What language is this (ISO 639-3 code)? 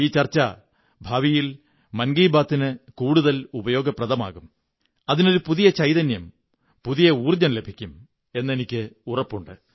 mal